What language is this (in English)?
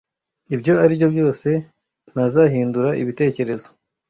Kinyarwanda